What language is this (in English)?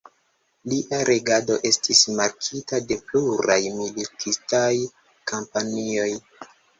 Esperanto